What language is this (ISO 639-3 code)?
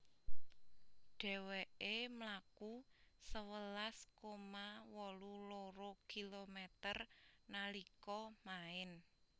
jav